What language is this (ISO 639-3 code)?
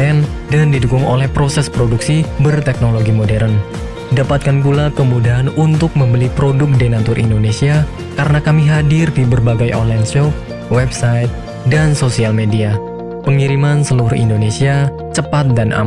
ind